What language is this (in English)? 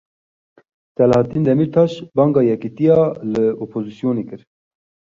Kurdish